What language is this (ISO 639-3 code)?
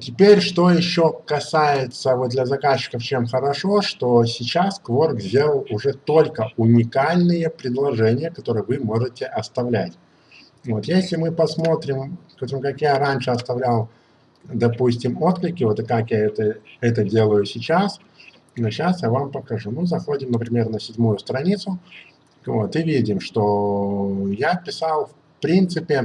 rus